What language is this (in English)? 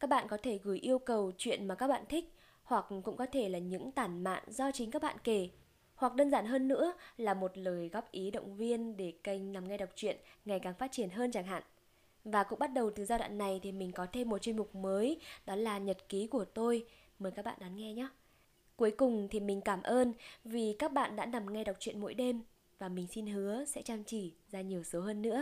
Vietnamese